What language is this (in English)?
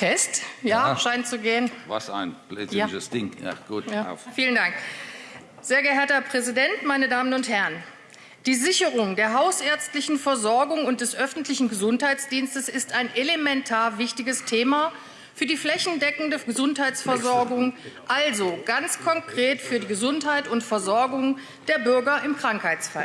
German